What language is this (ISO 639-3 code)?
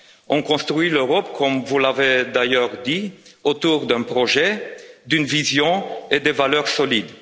fra